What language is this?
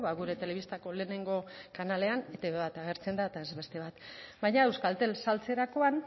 Basque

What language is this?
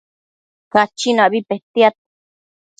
Matsés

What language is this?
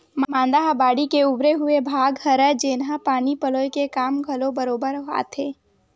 Chhattisgarhi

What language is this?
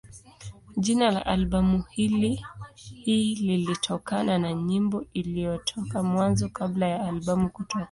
Swahili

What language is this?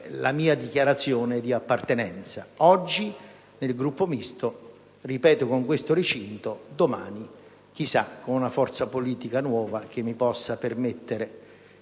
Italian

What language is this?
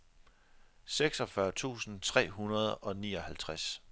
Danish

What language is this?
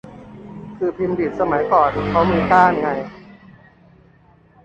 Thai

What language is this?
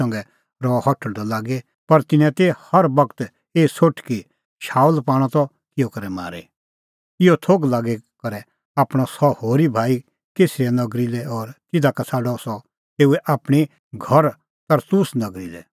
Kullu Pahari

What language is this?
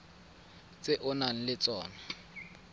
Tswana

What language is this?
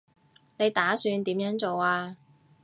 Cantonese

